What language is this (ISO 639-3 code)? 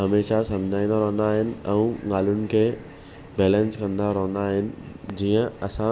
snd